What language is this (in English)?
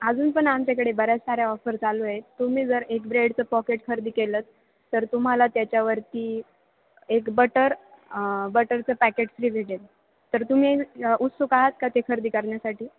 Marathi